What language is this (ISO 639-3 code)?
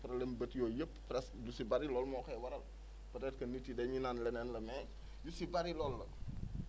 wol